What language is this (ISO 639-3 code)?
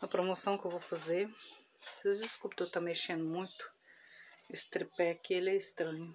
por